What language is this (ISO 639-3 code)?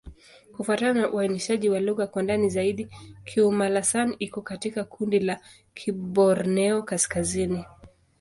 swa